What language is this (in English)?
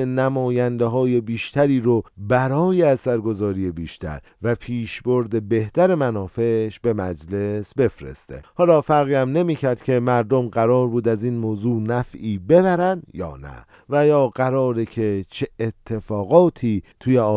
Persian